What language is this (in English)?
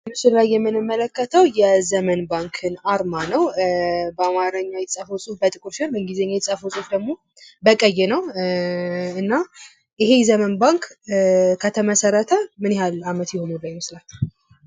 Amharic